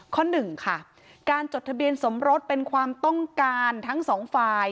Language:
Thai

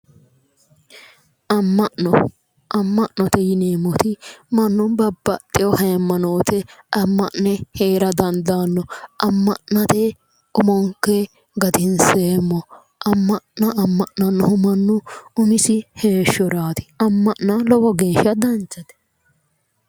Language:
Sidamo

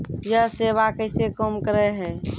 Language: Maithili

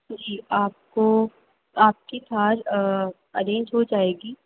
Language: Urdu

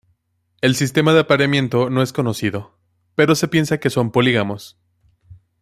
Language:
Spanish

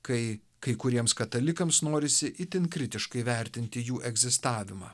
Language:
Lithuanian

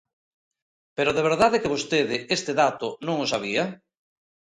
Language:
Galician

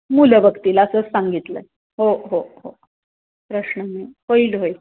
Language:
Marathi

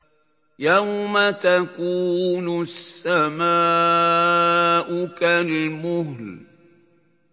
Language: Arabic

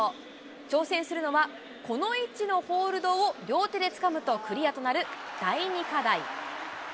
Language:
Japanese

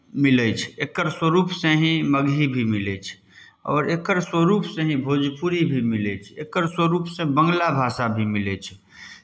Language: Maithili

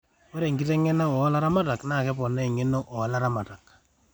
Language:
Masai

